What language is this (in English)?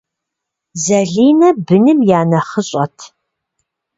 Kabardian